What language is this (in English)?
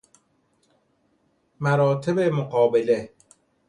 Persian